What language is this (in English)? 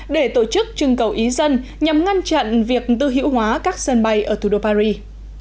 Vietnamese